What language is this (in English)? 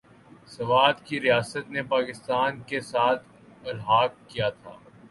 Urdu